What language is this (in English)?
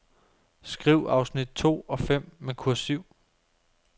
Danish